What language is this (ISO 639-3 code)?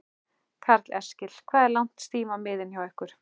isl